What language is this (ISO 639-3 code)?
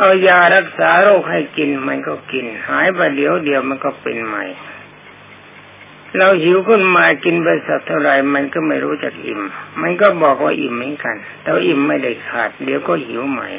tha